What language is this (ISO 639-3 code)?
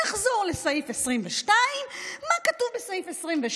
heb